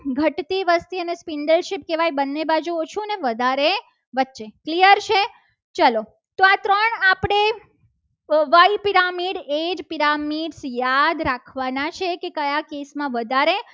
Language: Gujarati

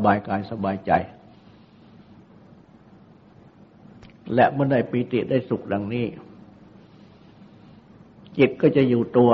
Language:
Thai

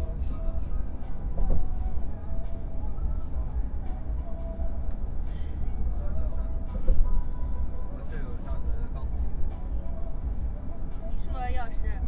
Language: Chinese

